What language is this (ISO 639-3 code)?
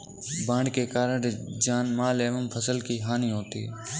hin